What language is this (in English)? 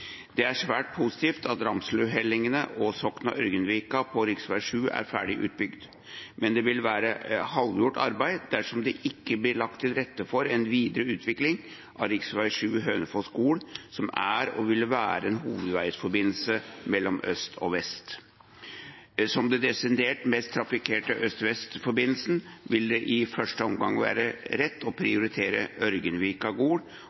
Norwegian Bokmål